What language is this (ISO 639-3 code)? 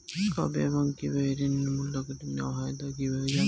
ben